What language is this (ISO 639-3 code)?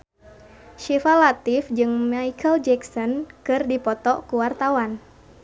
sun